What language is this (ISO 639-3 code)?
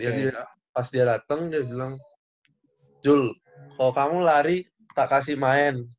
ind